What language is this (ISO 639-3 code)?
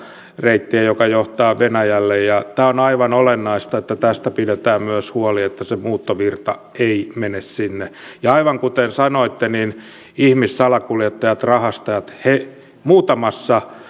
fin